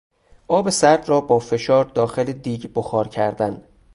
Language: Persian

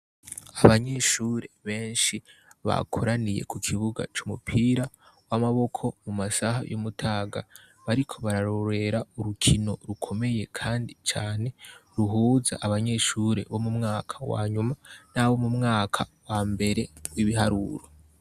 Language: Rundi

